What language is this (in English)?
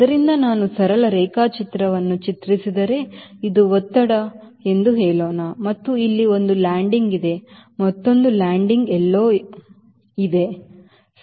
Kannada